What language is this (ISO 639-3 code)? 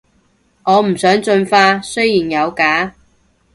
yue